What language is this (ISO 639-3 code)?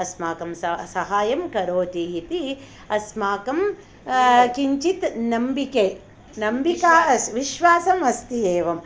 san